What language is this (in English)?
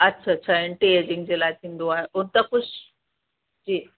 Sindhi